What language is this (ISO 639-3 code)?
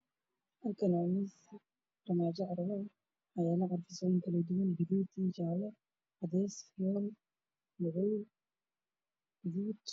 som